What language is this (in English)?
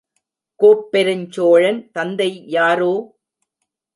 Tamil